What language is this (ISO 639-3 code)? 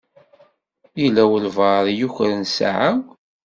kab